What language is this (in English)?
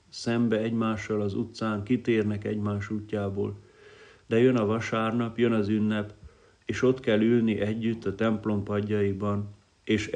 Hungarian